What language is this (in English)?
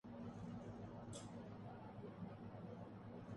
Urdu